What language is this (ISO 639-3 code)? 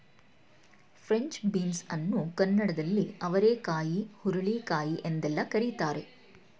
kan